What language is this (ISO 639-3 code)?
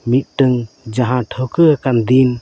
sat